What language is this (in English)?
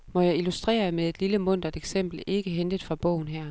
Danish